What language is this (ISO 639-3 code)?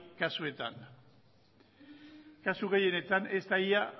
eus